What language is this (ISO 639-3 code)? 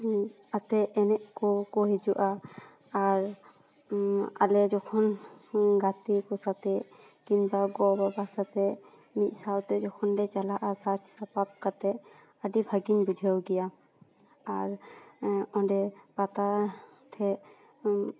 sat